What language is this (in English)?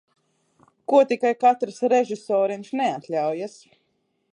Latvian